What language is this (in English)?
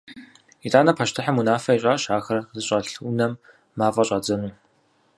Kabardian